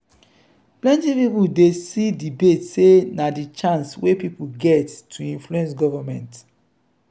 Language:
Nigerian Pidgin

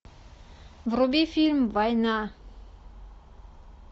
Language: Russian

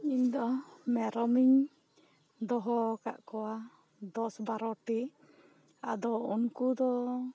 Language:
Santali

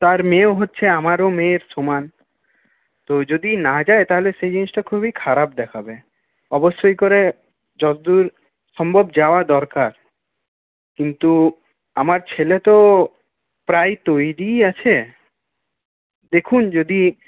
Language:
Bangla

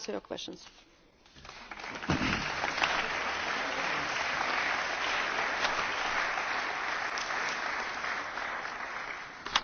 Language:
German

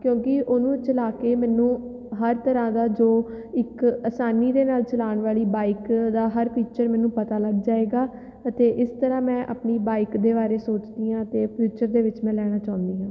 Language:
Punjabi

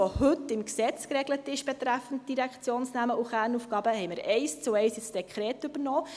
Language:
Swiss German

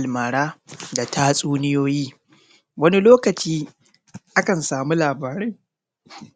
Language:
Hausa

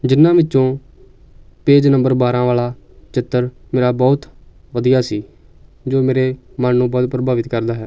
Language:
Punjabi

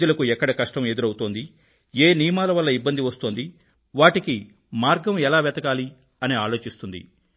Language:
Telugu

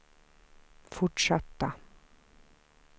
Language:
Swedish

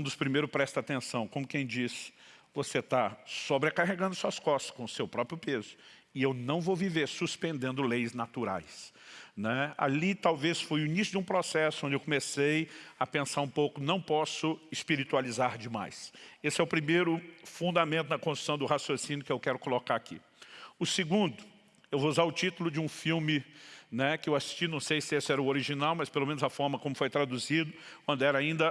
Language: Portuguese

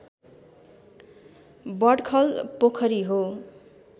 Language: Nepali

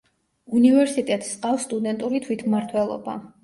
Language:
Georgian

